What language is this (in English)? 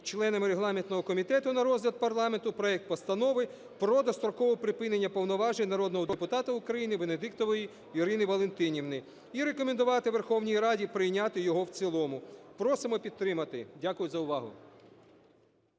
Ukrainian